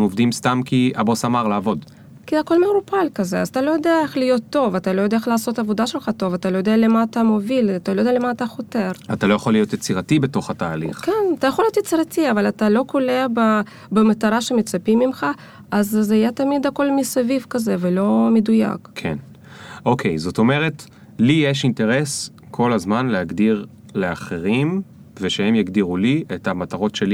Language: Hebrew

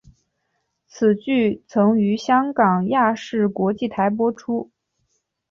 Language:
Chinese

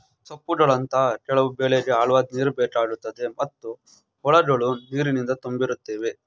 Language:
Kannada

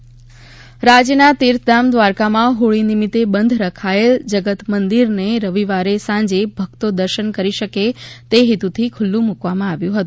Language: Gujarati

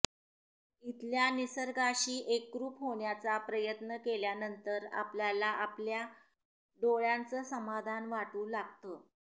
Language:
Marathi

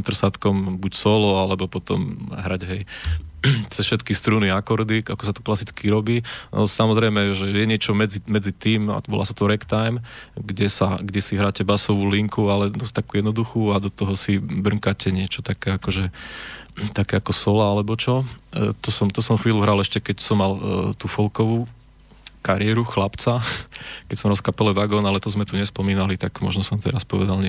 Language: Slovak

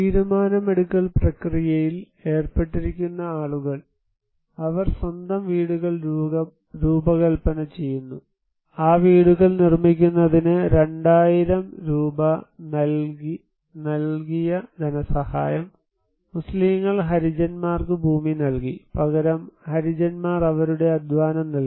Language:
Malayalam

